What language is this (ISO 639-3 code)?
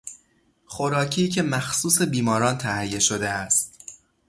fas